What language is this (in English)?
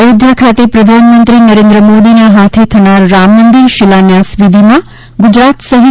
Gujarati